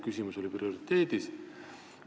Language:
Estonian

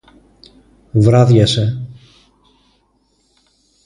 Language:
Greek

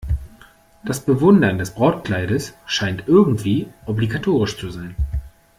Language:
German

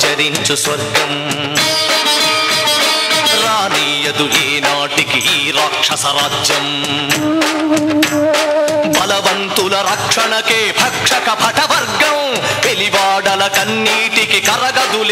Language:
Arabic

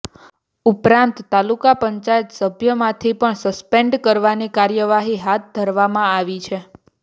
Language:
Gujarati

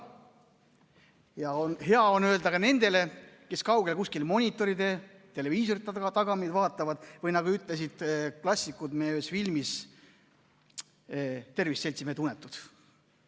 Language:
Estonian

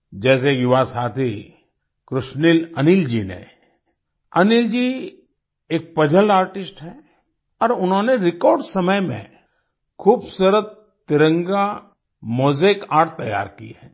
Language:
Hindi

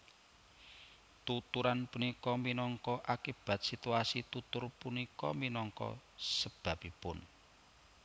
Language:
Javanese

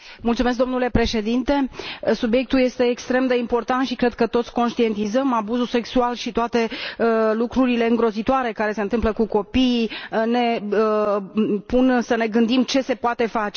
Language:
Romanian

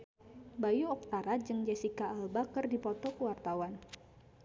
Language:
Sundanese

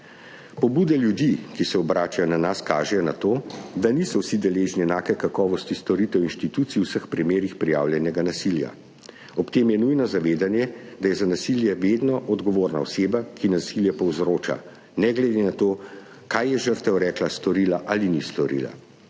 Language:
Slovenian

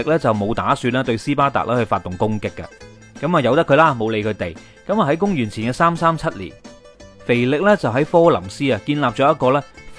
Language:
Chinese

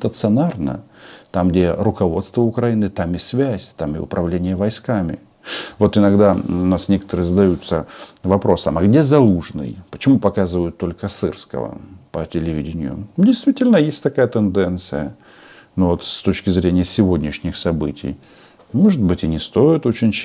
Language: Russian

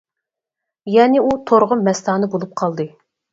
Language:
Uyghur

